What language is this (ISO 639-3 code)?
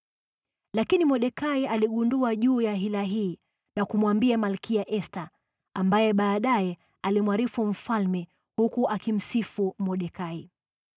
swa